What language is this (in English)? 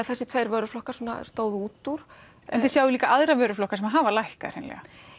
Icelandic